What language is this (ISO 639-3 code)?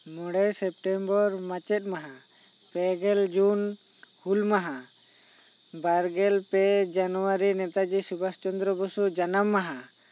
sat